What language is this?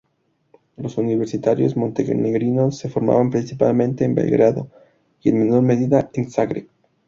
Spanish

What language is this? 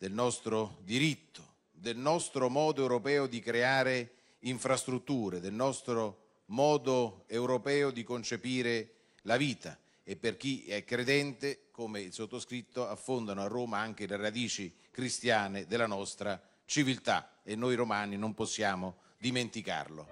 Italian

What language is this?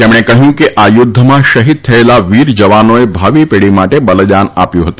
Gujarati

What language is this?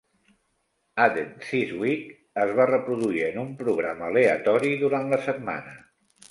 Catalan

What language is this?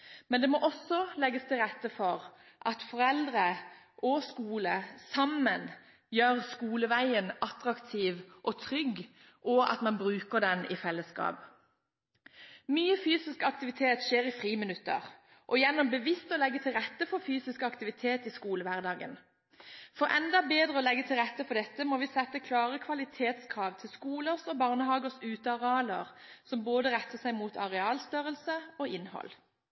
Norwegian Bokmål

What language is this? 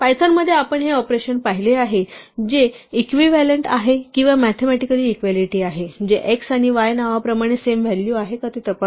Marathi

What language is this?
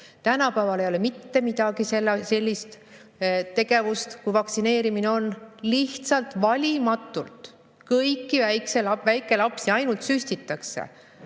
Estonian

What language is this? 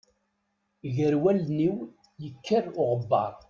Kabyle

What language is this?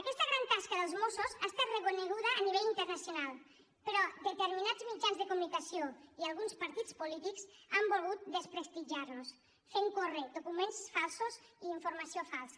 Catalan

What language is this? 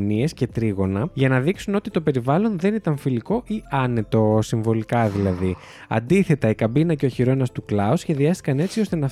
Greek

